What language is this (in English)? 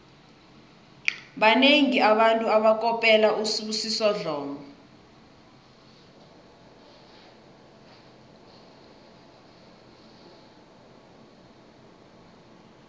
South Ndebele